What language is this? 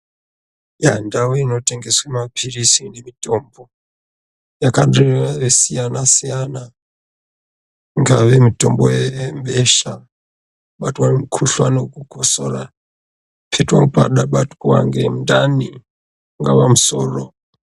Ndau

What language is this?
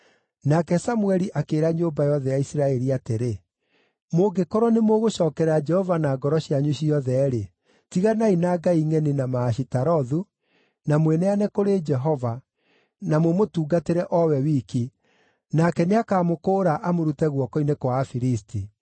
Kikuyu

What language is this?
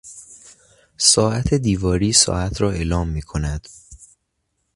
Persian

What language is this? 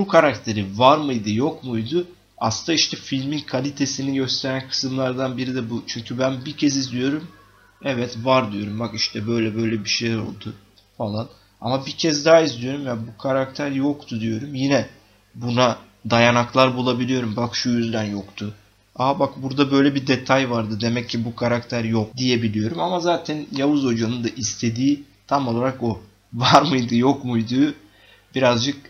Turkish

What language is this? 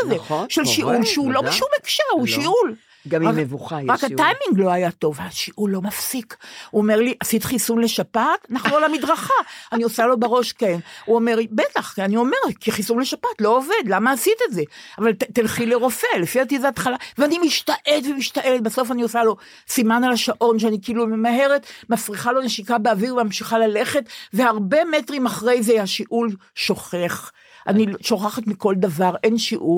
Hebrew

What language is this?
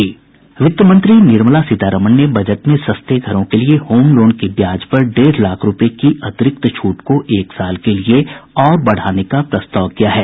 Hindi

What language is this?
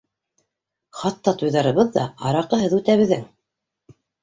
Bashkir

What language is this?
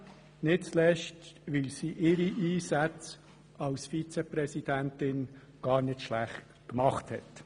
Swiss German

